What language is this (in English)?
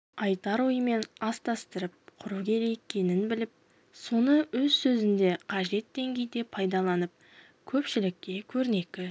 Kazakh